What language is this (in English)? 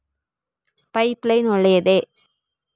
Kannada